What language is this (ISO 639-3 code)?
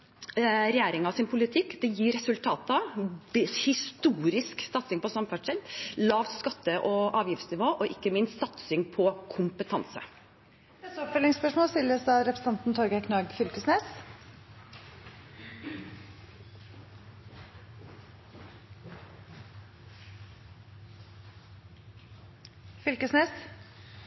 nor